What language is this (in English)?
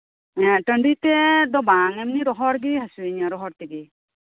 Santali